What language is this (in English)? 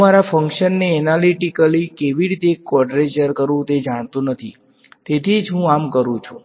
Gujarati